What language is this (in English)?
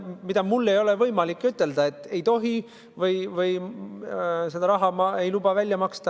Estonian